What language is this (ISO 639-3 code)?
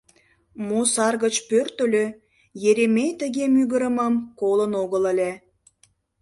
chm